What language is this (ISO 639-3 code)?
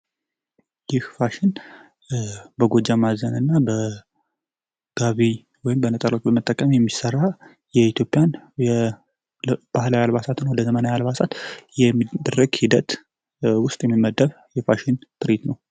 amh